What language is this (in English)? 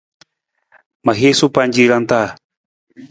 Nawdm